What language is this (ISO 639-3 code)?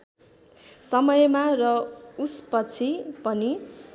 nep